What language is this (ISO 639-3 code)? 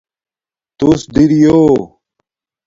dmk